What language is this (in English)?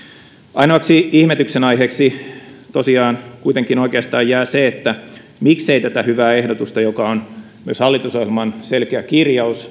Finnish